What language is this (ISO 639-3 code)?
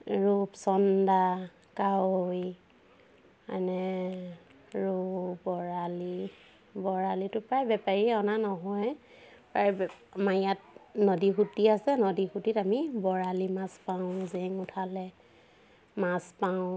asm